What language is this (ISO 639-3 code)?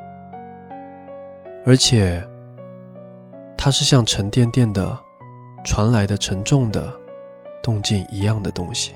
zho